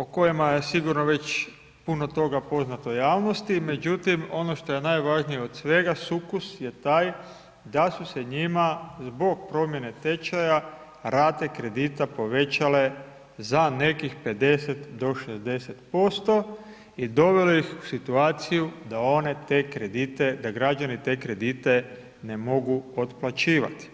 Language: Croatian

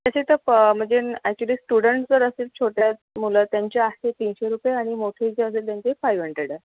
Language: Marathi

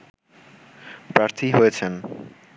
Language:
Bangla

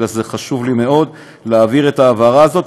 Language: Hebrew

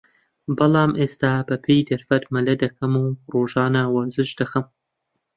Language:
Central Kurdish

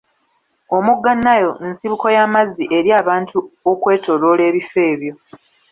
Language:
Ganda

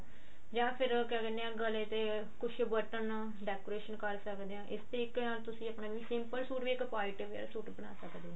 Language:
Punjabi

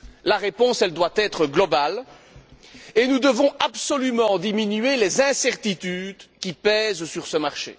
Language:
French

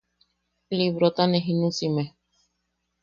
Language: Yaqui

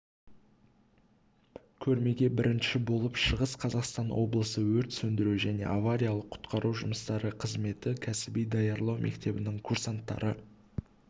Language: Kazakh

